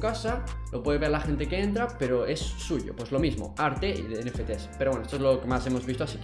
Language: Spanish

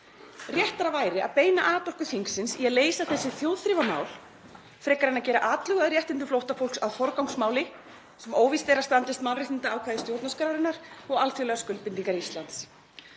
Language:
Icelandic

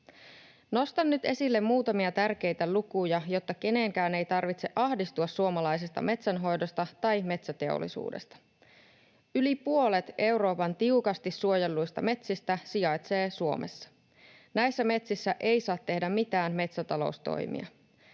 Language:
Finnish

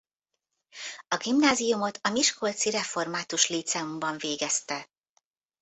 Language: Hungarian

